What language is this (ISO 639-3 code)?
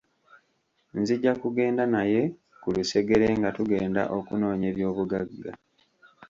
lug